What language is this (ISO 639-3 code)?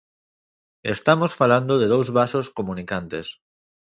glg